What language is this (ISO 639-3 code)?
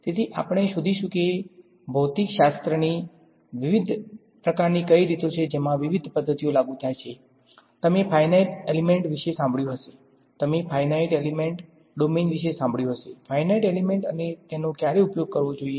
guj